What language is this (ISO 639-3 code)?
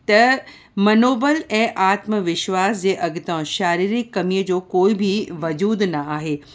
snd